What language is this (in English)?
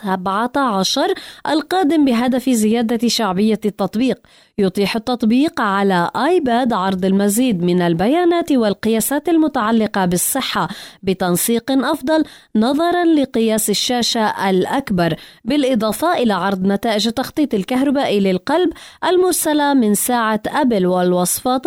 Arabic